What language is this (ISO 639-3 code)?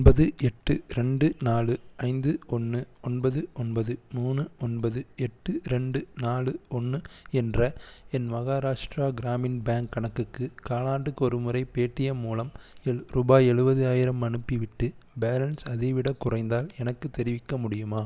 tam